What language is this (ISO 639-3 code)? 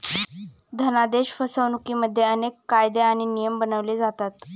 mar